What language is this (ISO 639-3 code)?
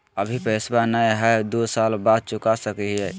mag